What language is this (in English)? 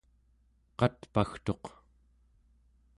Central Yupik